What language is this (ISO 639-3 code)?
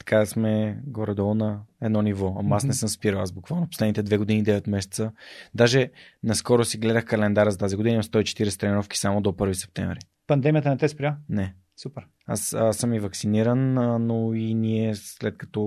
bul